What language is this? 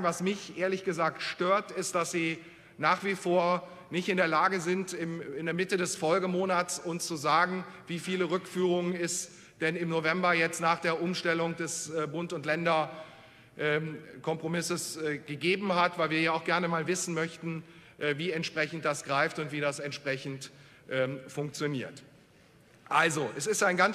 German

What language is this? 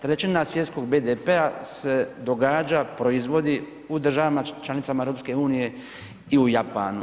Croatian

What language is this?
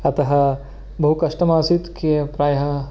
Sanskrit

